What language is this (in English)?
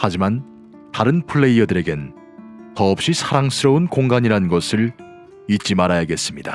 Korean